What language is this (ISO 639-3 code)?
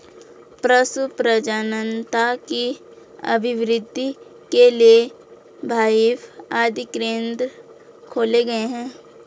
hin